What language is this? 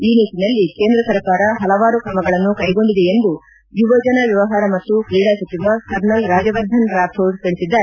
Kannada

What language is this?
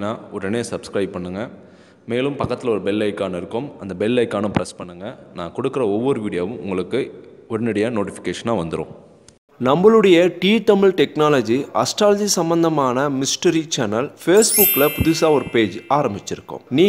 Tamil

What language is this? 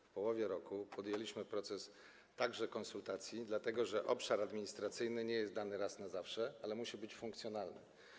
Polish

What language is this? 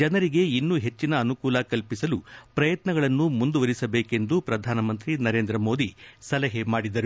Kannada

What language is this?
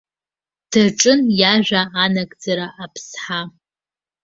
Abkhazian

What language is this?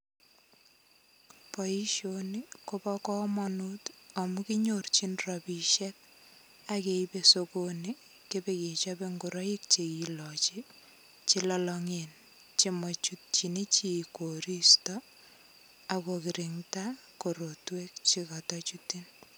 Kalenjin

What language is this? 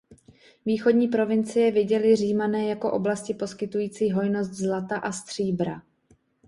Czech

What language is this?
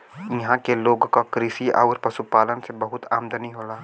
Bhojpuri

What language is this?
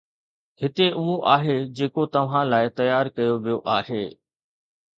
Sindhi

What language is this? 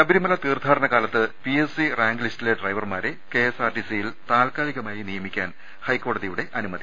Malayalam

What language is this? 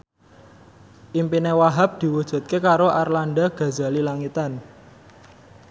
Javanese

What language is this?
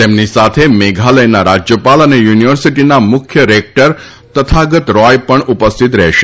Gujarati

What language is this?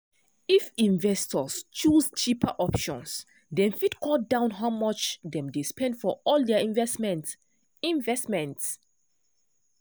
Nigerian Pidgin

